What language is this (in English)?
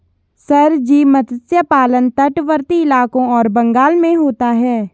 Hindi